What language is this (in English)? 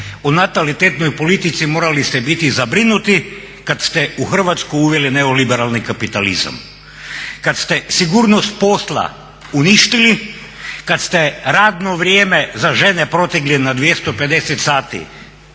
Croatian